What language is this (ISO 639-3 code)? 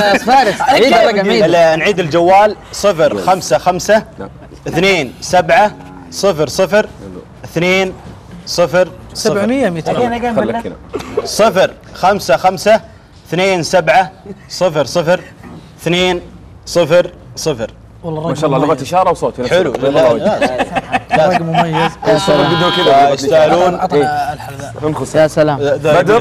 ara